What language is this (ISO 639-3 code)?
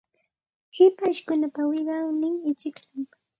qxt